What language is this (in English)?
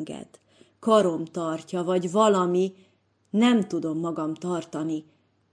Hungarian